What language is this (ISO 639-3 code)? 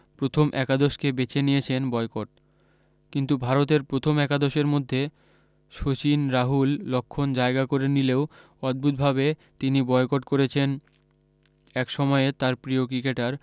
ben